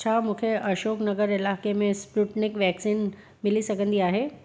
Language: Sindhi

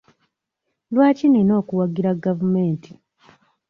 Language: Ganda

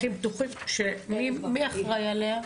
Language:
Hebrew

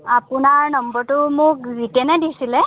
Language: Assamese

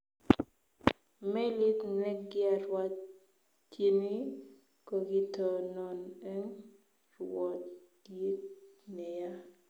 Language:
Kalenjin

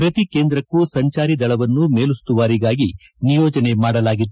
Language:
Kannada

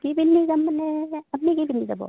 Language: Assamese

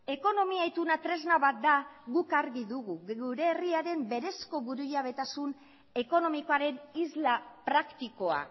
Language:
Basque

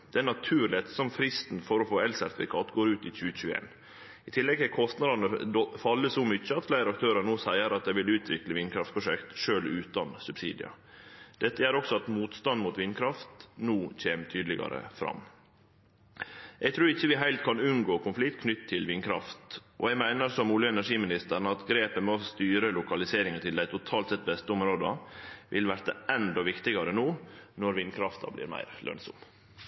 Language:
Norwegian Nynorsk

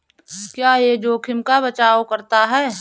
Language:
Hindi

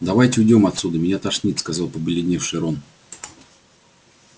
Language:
Russian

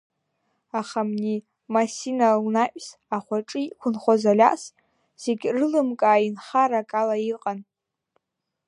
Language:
Abkhazian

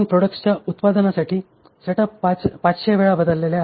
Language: Marathi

